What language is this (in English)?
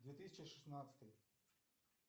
Russian